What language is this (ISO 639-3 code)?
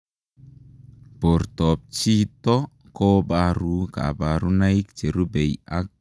kln